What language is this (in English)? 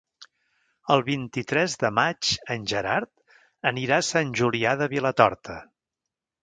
Catalan